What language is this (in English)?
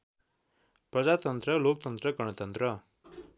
Nepali